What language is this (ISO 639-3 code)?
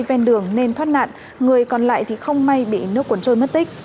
vie